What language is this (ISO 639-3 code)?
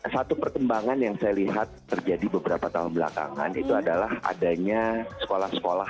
ind